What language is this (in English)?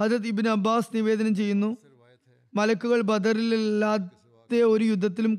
Malayalam